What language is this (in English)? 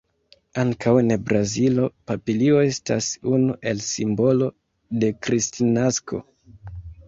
Esperanto